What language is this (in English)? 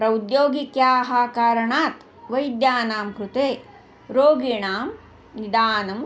Sanskrit